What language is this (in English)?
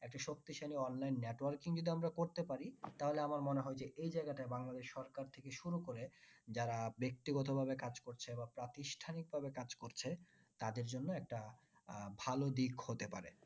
Bangla